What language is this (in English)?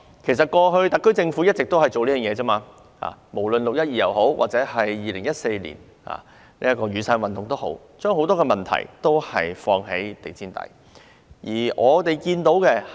Cantonese